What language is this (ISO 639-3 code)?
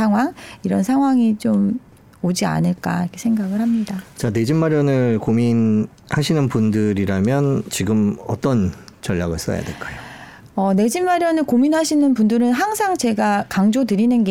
kor